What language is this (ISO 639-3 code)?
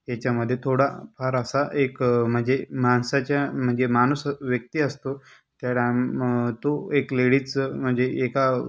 mar